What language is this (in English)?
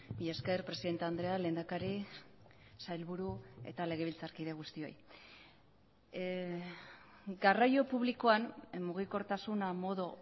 Basque